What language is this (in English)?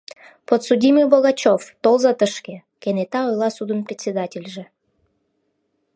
Mari